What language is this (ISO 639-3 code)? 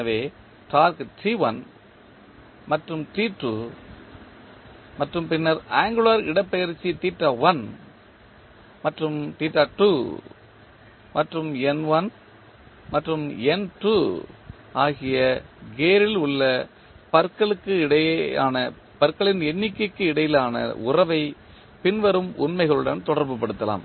tam